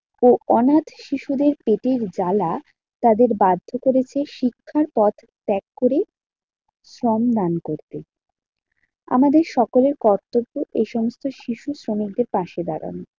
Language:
Bangla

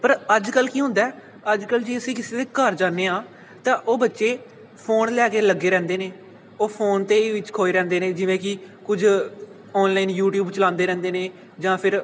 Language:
Punjabi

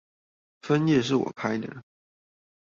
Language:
Chinese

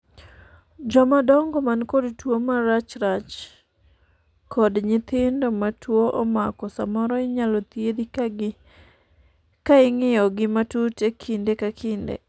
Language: Luo (Kenya and Tanzania)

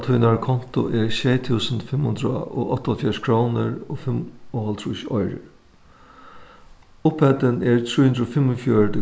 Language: Faroese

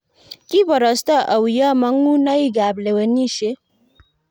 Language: Kalenjin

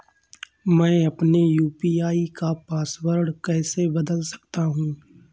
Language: Hindi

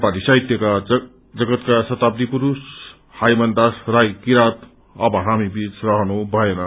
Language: Nepali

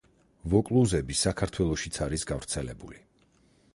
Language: Georgian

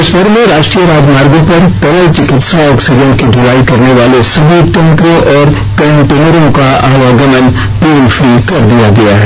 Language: Hindi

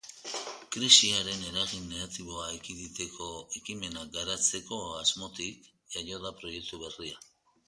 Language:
Basque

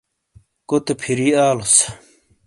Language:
Shina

